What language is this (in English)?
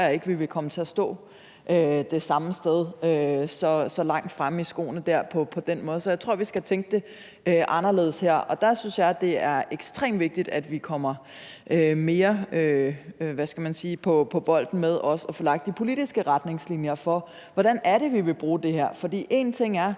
Danish